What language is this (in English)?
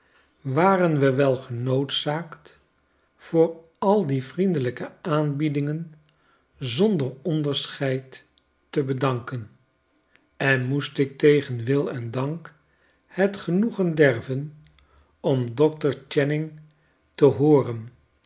Dutch